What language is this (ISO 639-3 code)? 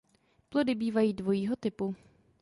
ces